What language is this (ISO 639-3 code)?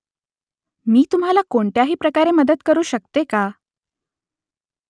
mar